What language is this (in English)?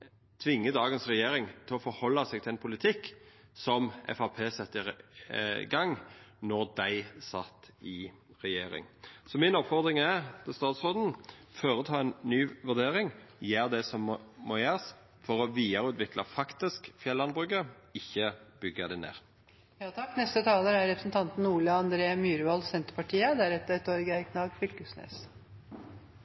Norwegian Nynorsk